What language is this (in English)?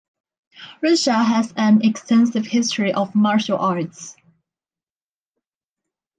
English